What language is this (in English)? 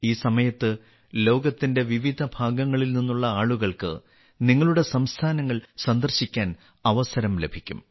Malayalam